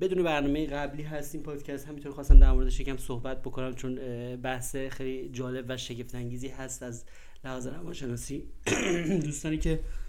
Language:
Persian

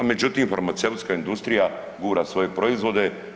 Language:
Croatian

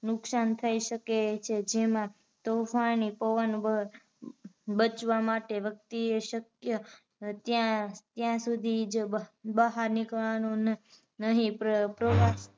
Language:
Gujarati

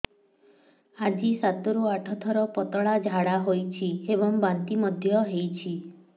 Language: Odia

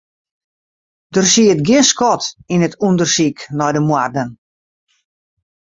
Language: Western Frisian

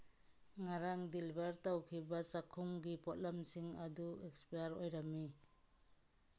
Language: Manipuri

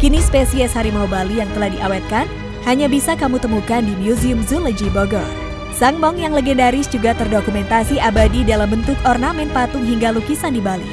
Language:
Indonesian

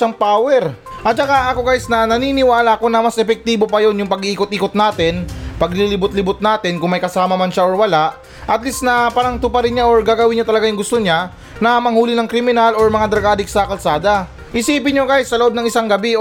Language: Filipino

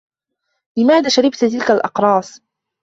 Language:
Arabic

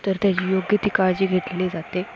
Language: Marathi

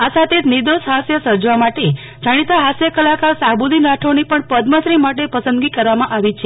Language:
Gujarati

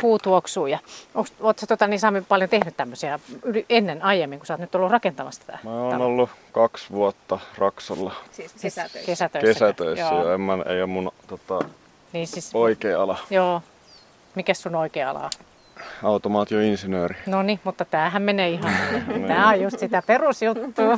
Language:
Finnish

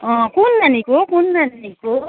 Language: Nepali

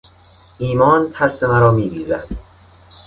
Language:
Persian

